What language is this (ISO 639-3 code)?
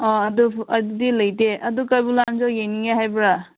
mni